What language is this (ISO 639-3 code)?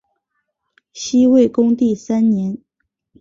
zho